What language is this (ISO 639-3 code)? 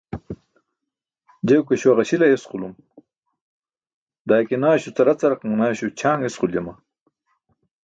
bsk